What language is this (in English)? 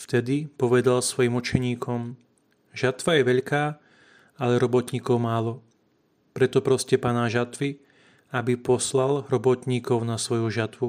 Slovak